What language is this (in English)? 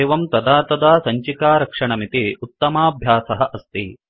Sanskrit